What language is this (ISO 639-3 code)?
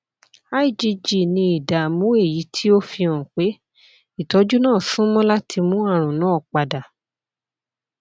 yor